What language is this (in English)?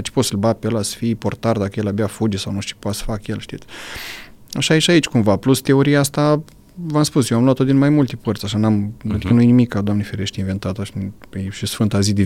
Romanian